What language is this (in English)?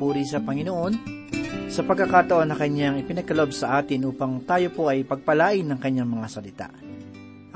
Filipino